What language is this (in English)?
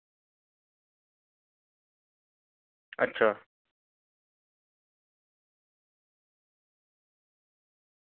Dogri